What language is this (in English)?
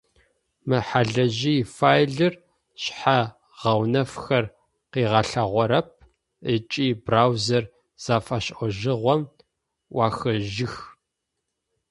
Adyghe